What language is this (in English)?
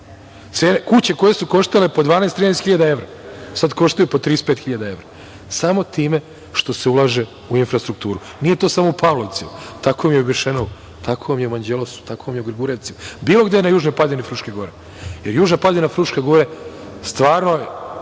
Serbian